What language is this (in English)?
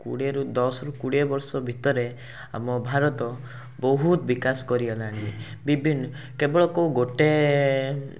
Odia